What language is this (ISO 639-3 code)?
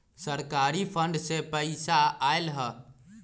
mag